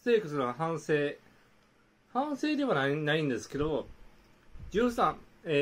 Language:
Japanese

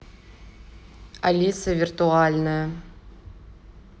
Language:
Russian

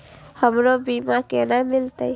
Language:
Maithili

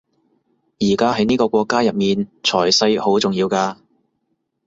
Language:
Cantonese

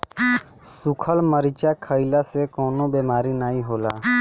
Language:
Bhojpuri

